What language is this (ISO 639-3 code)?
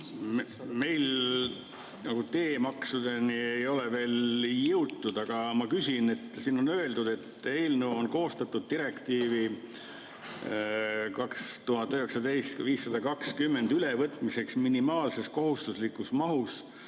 est